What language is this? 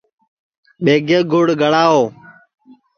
Sansi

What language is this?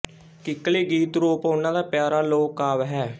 Punjabi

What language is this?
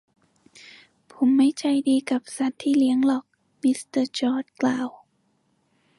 Thai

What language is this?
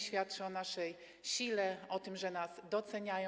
Polish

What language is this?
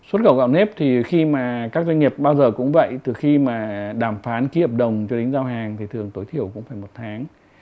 Vietnamese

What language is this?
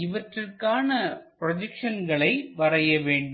Tamil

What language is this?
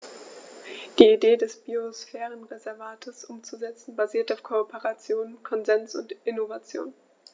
German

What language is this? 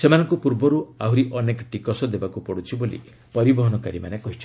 Odia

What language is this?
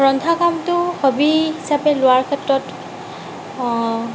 Assamese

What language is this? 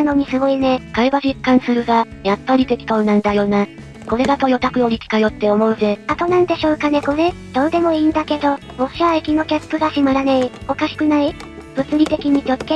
Japanese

